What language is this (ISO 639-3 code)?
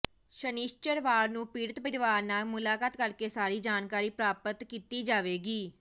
pan